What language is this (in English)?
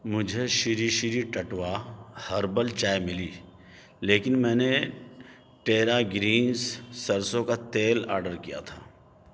Urdu